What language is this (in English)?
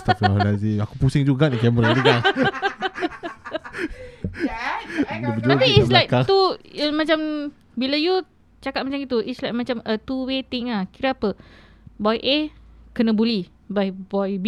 Malay